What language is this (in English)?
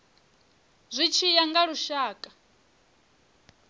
Venda